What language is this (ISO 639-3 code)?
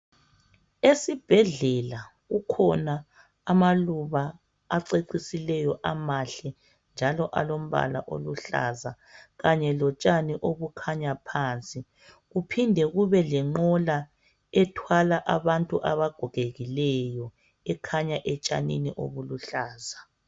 nde